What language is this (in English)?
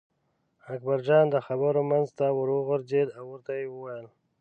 Pashto